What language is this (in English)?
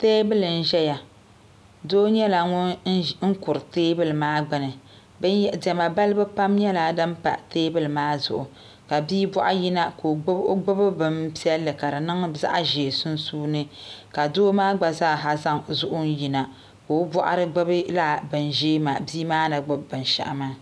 Dagbani